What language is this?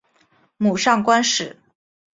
Chinese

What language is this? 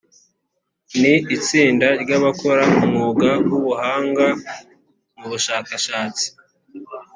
Kinyarwanda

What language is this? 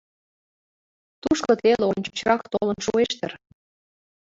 Mari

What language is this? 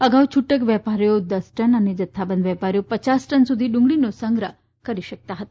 Gujarati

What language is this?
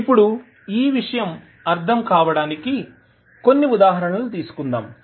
Telugu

